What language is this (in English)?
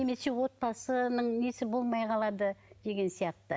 Kazakh